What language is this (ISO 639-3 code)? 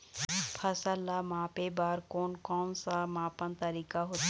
hne